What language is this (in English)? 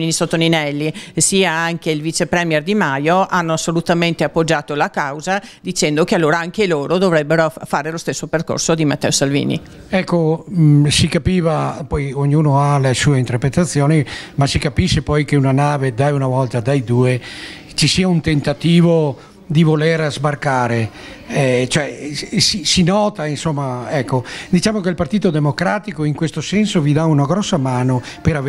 Italian